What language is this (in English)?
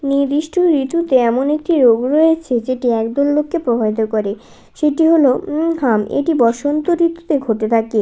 Bangla